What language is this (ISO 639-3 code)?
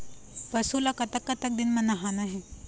hne